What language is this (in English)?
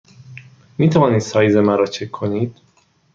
Persian